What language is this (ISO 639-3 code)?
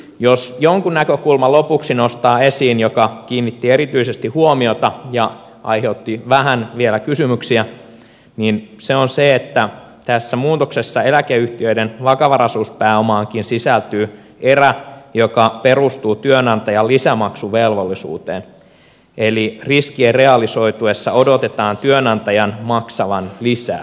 fin